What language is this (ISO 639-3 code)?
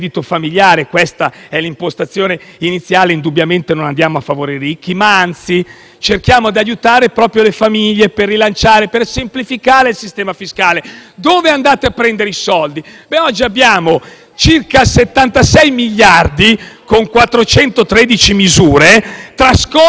ita